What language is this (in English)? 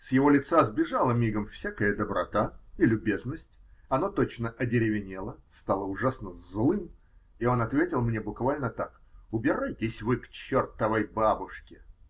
Russian